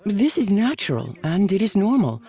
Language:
English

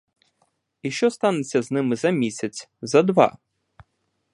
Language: Ukrainian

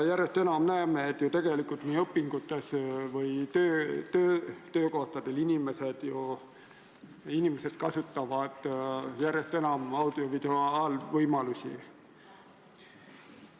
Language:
Estonian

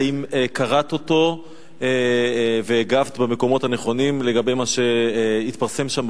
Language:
Hebrew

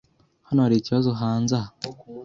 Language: Kinyarwanda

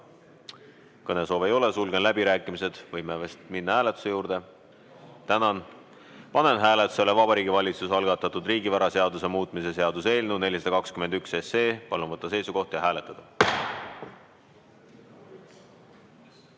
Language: Estonian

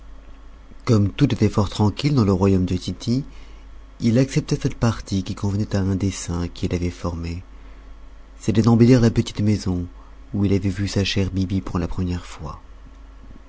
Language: French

